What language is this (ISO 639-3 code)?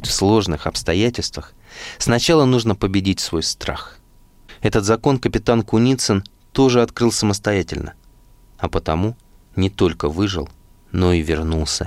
rus